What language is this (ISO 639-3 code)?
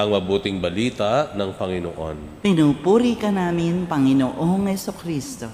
fil